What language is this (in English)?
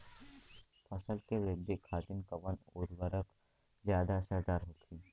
Bhojpuri